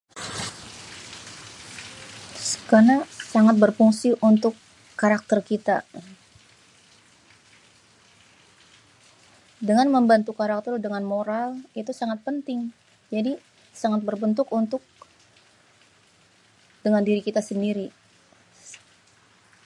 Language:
Betawi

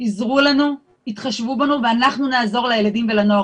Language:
Hebrew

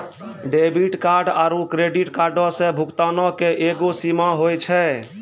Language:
Maithili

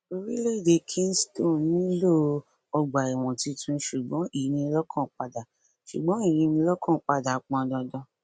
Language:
Yoruba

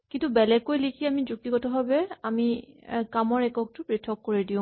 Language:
Assamese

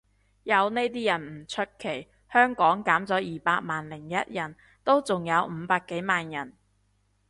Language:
Cantonese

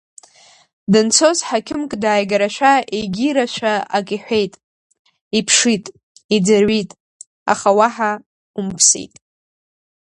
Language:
Abkhazian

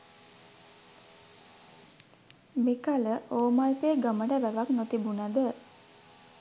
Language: Sinhala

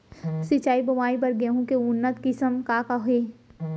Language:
Chhattisgarhi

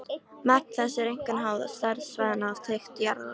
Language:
Icelandic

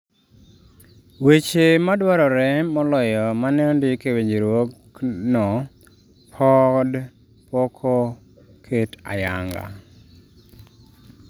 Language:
Luo (Kenya and Tanzania)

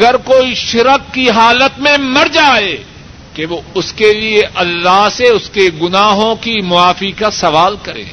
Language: Urdu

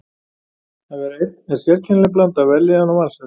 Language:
Icelandic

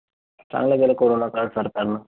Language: Marathi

